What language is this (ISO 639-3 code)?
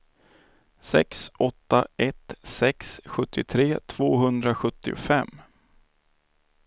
swe